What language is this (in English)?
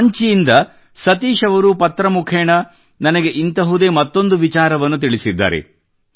Kannada